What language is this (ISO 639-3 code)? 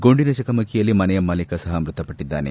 kan